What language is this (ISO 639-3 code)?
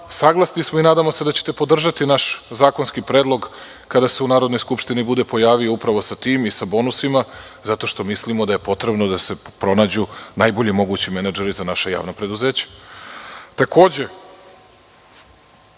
srp